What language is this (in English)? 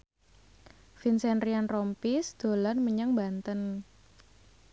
Javanese